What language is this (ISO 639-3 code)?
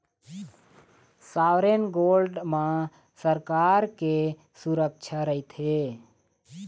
hne